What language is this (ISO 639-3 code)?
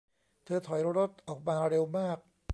tha